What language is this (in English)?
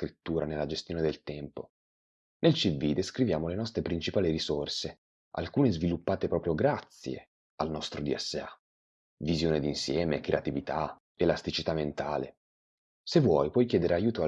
Italian